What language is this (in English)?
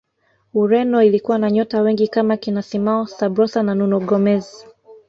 Swahili